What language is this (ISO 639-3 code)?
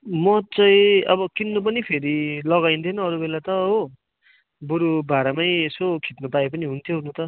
nep